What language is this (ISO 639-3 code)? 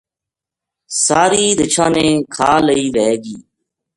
gju